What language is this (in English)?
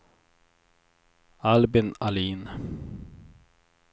Swedish